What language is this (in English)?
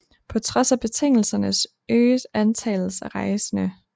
Danish